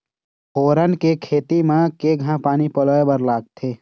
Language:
Chhattisgarhi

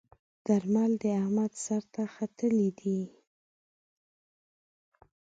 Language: Pashto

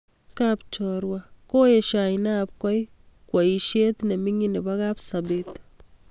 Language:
Kalenjin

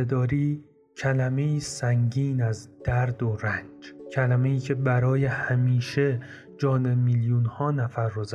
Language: Persian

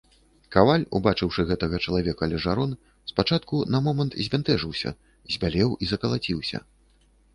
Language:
Belarusian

